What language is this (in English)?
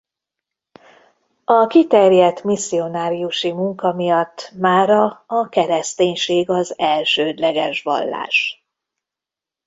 Hungarian